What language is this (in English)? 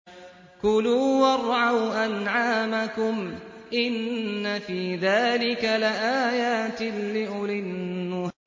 Arabic